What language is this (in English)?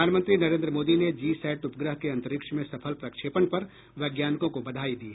Hindi